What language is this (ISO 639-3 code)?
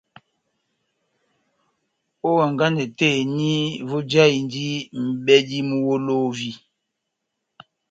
bnm